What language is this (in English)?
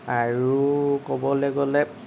Assamese